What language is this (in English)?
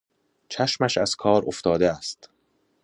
Persian